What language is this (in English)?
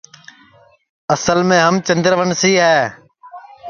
Sansi